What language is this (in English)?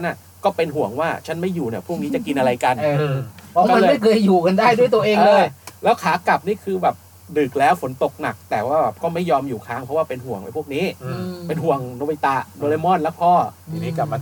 Thai